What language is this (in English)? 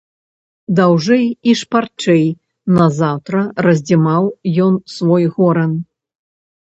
Belarusian